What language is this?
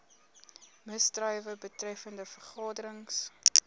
Afrikaans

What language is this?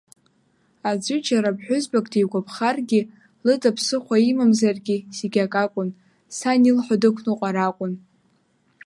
Abkhazian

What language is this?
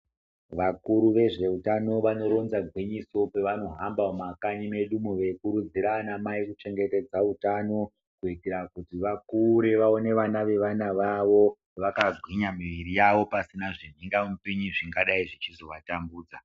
Ndau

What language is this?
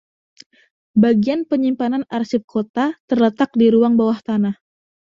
Indonesian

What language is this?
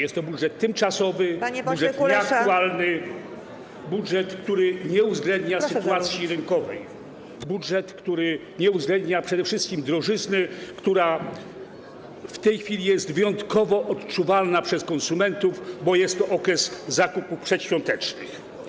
Polish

